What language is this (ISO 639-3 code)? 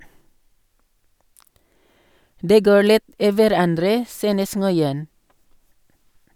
nor